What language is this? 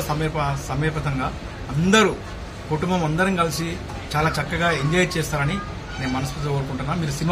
Telugu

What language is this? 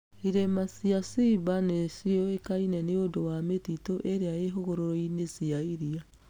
Kikuyu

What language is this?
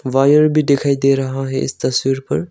Hindi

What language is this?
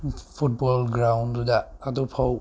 Manipuri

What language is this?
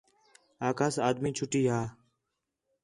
Khetrani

